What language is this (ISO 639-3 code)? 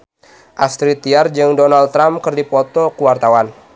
sun